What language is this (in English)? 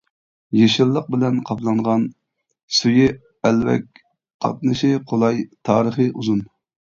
Uyghur